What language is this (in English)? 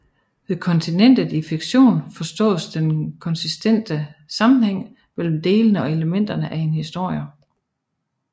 Danish